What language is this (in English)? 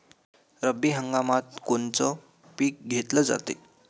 Marathi